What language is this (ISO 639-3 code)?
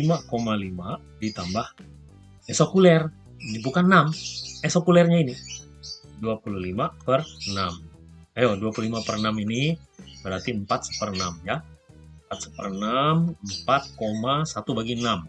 ind